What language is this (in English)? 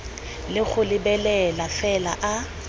Tswana